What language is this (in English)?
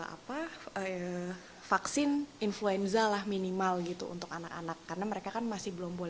Indonesian